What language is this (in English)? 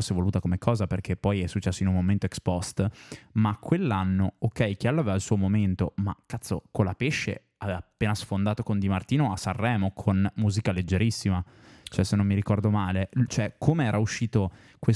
Italian